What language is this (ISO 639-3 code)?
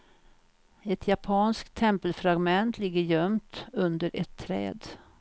swe